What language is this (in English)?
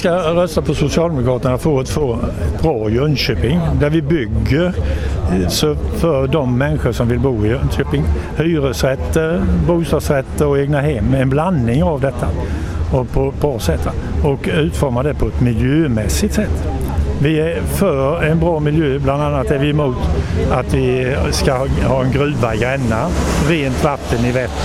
Swedish